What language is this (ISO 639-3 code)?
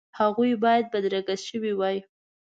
pus